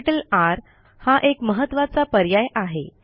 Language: Marathi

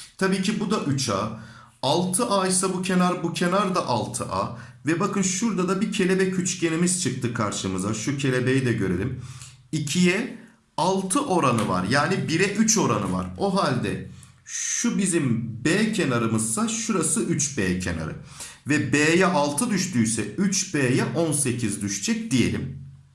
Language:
Turkish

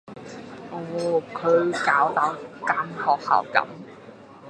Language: Cantonese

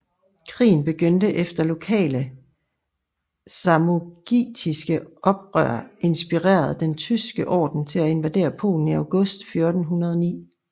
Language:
Danish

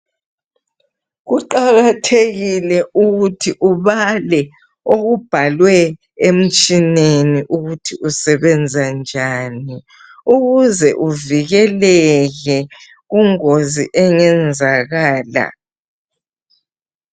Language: North Ndebele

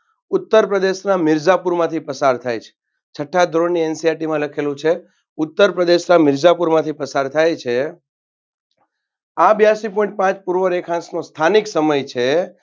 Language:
Gujarati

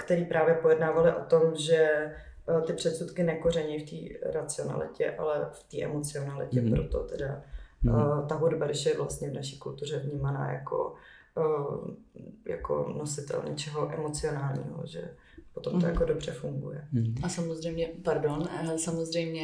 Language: Czech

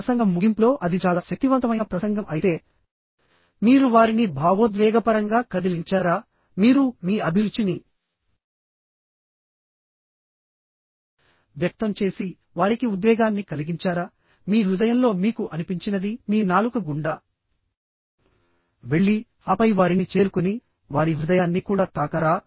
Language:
Telugu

